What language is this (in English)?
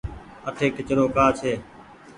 Goaria